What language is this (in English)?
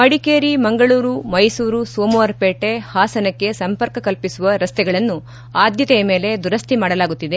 Kannada